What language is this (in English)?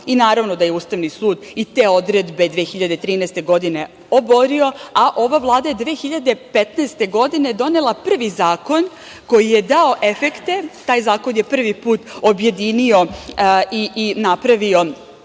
Serbian